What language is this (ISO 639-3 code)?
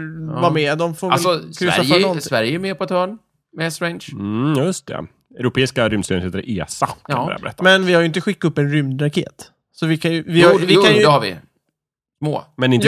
swe